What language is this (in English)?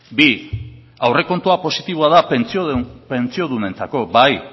Basque